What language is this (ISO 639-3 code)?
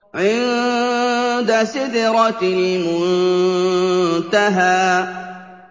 ara